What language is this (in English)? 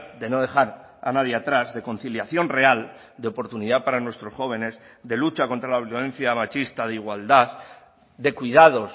Spanish